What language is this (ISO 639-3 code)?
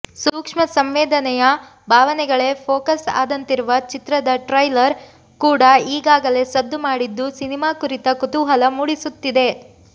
kan